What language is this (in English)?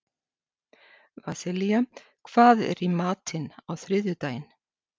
Icelandic